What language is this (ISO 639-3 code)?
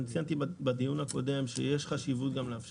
heb